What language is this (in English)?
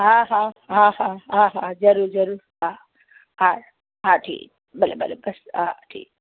Sindhi